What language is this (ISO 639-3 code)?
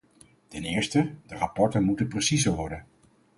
nld